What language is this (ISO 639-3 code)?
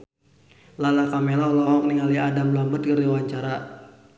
sun